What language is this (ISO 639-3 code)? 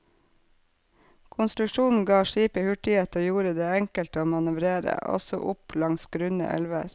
nor